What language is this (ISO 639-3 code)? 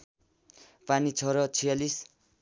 nep